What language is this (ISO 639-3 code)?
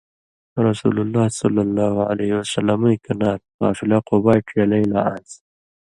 mvy